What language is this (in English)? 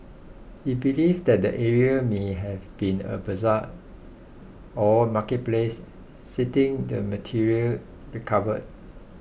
English